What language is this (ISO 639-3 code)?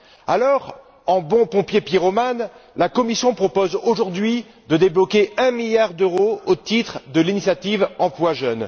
fra